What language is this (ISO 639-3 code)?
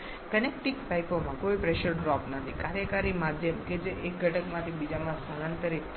guj